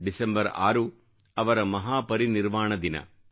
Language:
Kannada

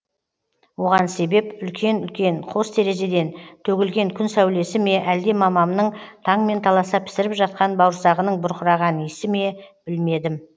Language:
Kazakh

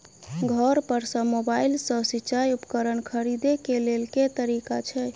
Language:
Maithili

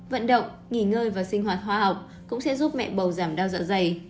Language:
Vietnamese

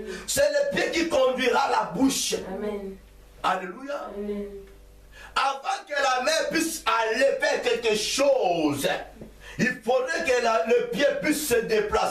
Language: French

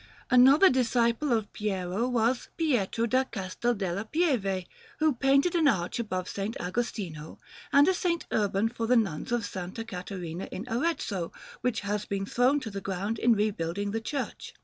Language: English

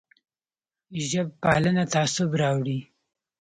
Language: Pashto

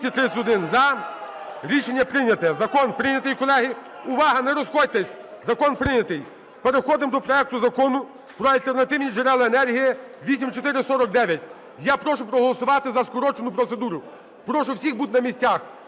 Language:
Ukrainian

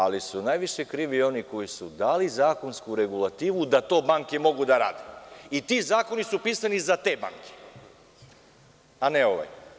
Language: Serbian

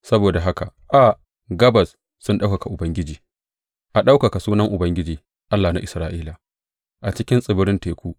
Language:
Hausa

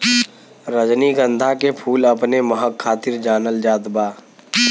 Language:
Bhojpuri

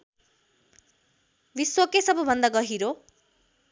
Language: Nepali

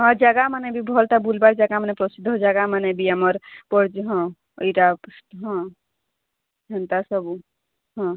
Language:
Odia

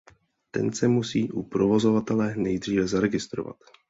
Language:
Czech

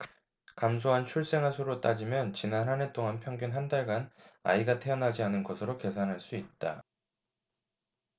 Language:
Korean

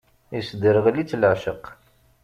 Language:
Kabyle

